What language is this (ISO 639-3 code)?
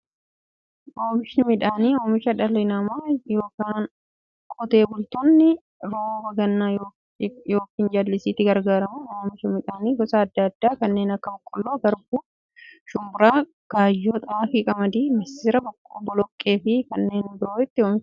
orm